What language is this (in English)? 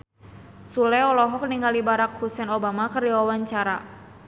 Sundanese